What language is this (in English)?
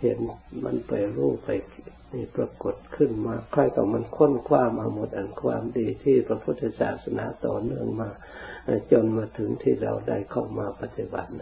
Thai